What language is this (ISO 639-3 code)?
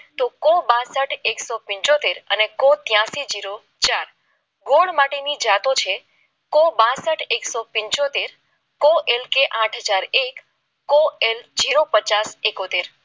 guj